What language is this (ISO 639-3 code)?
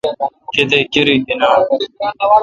xka